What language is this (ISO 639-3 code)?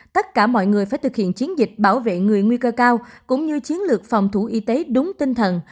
vie